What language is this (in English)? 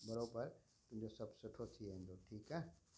Sindhi